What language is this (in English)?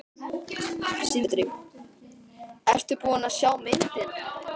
Icelandic